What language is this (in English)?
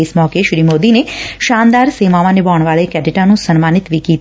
Punjabi